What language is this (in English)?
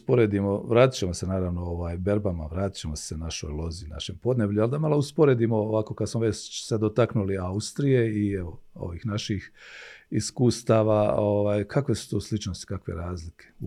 Croatian